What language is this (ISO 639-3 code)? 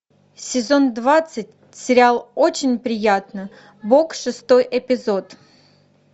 rus